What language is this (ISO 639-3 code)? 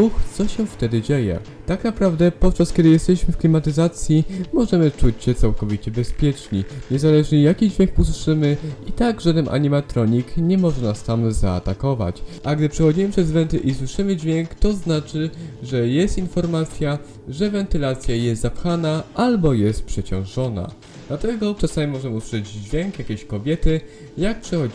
pol